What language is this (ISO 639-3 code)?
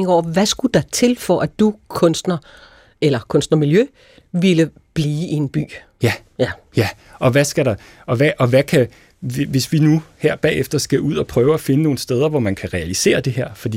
dan